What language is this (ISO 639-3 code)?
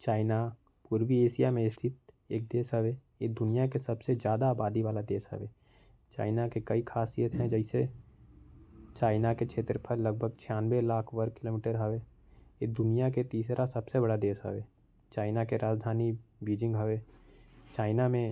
kfp